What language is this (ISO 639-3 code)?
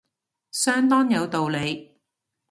yue